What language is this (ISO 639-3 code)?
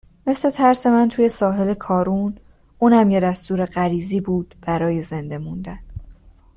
fas